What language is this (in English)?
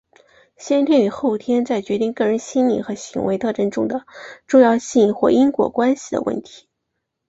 Chinese